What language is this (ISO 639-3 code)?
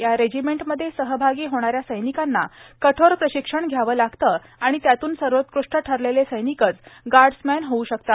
mar